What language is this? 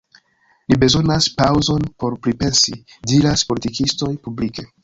Esperanto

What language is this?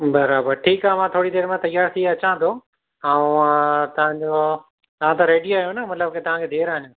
Sindhi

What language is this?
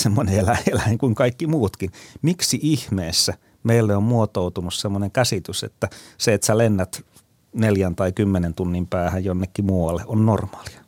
Finnish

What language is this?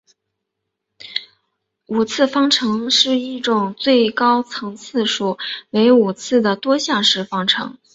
Chinese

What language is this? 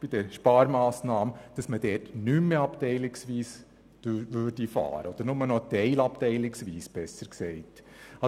Swiss German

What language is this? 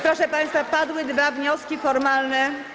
Polish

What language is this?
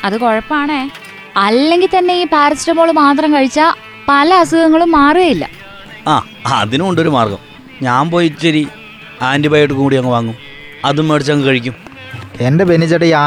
Malayalam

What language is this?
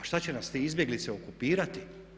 Croatian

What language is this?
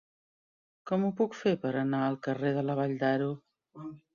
Catalan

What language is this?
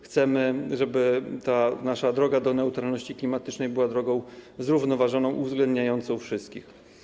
Polish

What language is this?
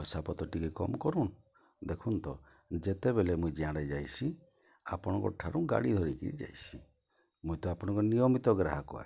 Odia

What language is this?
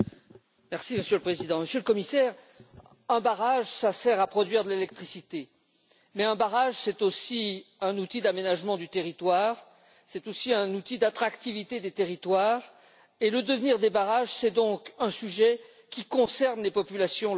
French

